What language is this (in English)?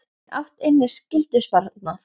Icelandic